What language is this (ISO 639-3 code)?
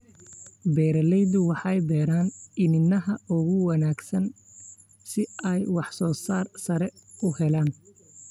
som